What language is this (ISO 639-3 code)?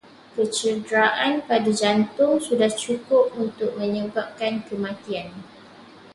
msa